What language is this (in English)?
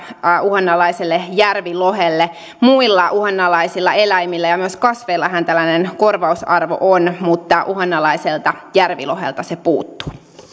Finnish